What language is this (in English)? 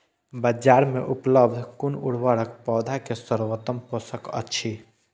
Maithili